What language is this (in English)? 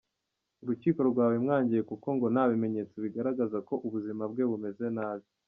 Kinyarwanda